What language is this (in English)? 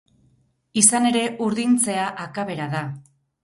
Basque